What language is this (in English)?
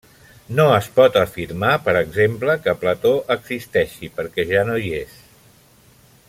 Catalan